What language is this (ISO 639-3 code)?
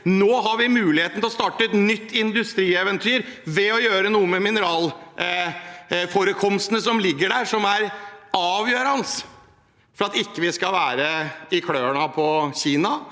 nor